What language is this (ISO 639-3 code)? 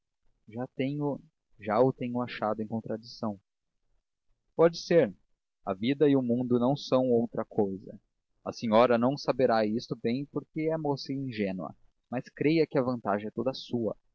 por